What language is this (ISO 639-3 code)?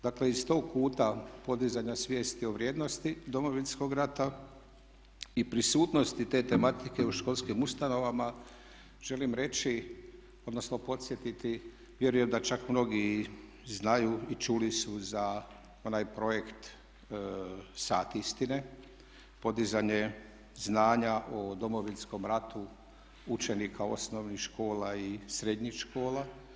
hrv